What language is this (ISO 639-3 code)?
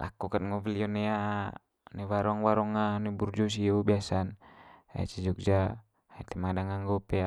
mqy